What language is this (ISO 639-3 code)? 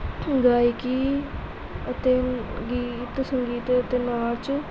pan